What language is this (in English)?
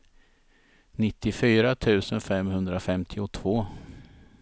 Swedish